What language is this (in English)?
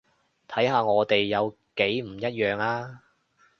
Cantonese